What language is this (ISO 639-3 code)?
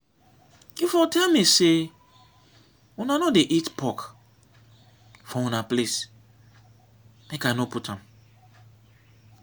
pcm